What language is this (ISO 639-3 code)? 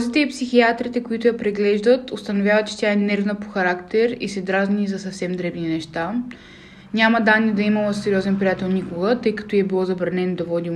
bul